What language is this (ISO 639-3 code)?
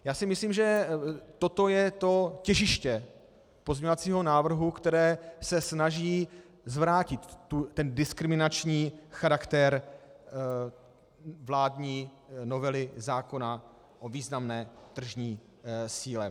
ces